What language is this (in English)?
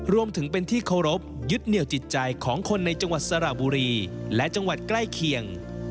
Thai